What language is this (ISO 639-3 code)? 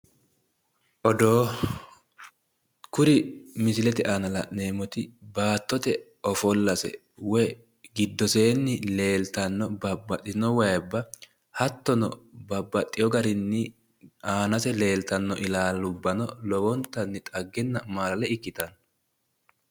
sid